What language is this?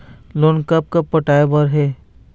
Chhattisgarhi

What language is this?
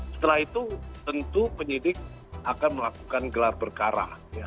Indonesian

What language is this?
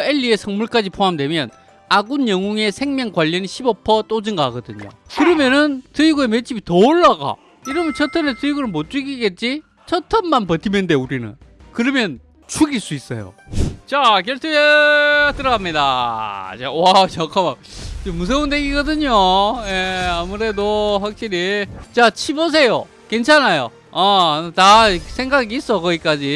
Korean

